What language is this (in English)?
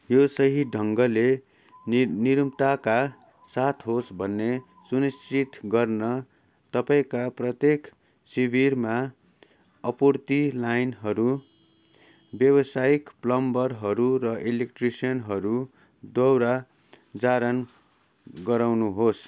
Nepali